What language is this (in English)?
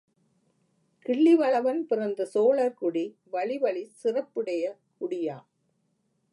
Tamil